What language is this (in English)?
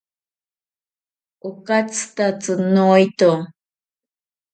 Ashéninka Perené